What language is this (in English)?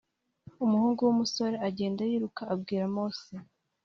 Kinyarwanda